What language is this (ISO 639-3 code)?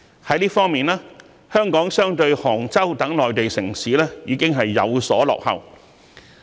yue